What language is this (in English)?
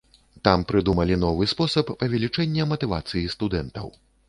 Belarusian